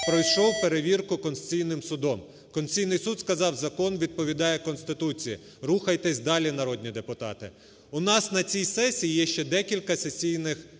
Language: Ukrainian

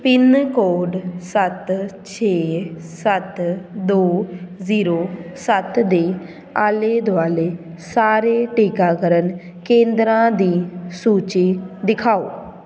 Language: Punjabi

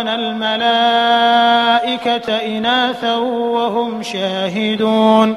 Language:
Arabic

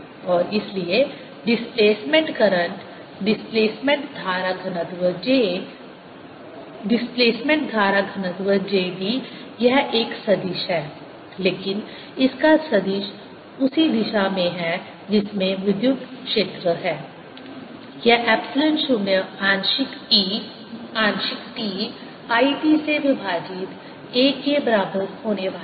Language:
Hindi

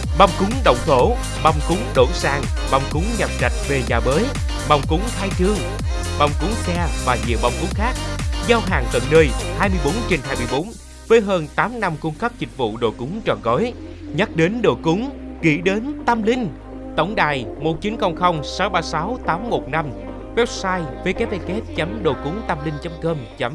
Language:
Vietnamese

